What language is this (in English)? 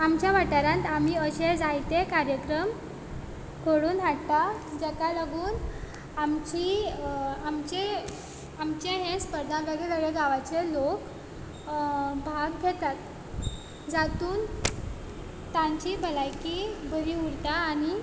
Konkani